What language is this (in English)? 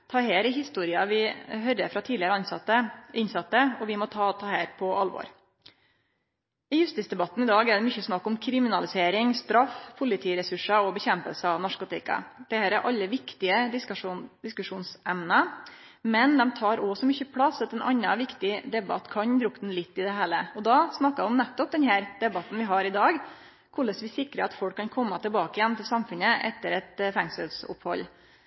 Norwegian Nynorsk